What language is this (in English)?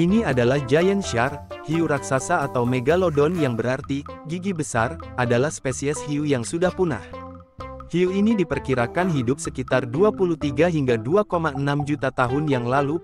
Indonesian